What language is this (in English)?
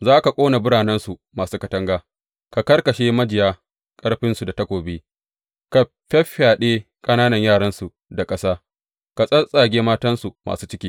Hausa